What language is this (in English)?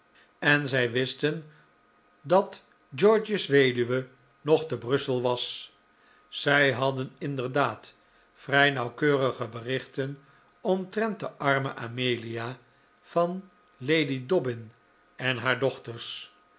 Dutch